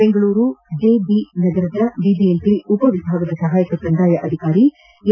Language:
Kannada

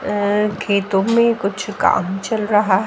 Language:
Hindi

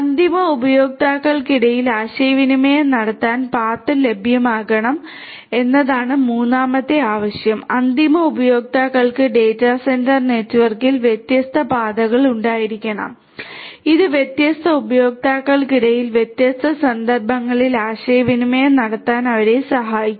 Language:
Malayalam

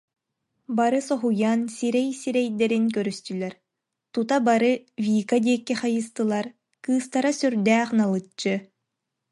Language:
Yakut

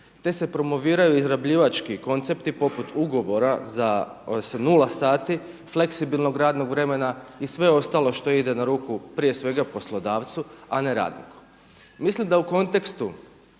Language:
Croatian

